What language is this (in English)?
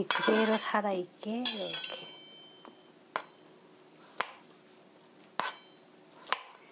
Korean